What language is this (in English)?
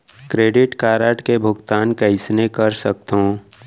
Chhattisgarhi